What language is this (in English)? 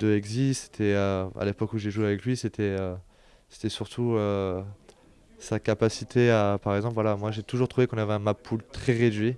French